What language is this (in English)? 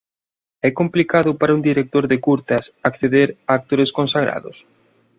Galician